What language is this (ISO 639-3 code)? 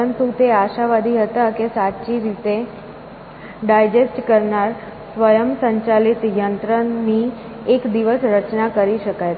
guj